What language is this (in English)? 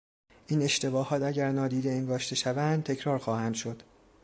Persian